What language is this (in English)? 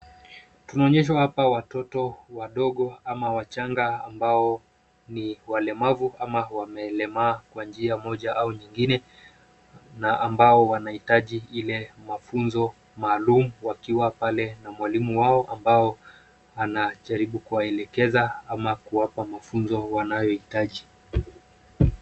Swahili